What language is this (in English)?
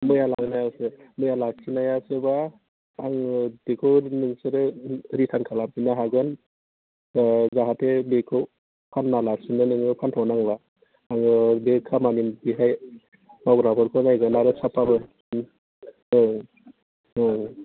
Bodo